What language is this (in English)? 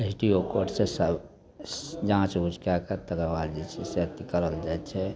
Maithili